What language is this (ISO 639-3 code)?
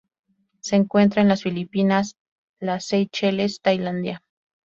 spa